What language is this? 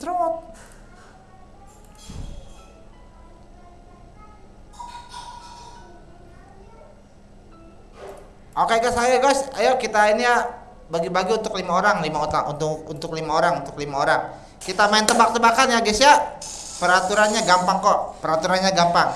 Indonesian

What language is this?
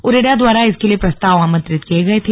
Hindi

